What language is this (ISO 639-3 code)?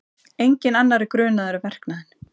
isl